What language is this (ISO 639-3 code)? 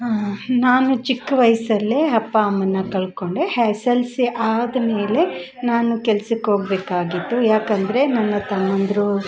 kan